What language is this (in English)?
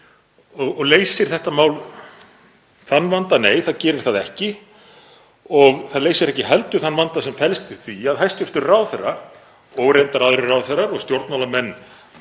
Icelandic